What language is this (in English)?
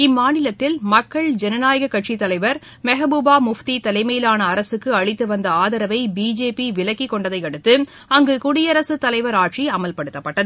Tamil